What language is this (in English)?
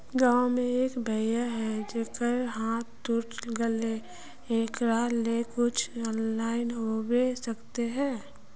Magahi